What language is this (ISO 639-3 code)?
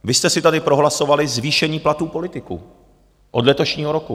ces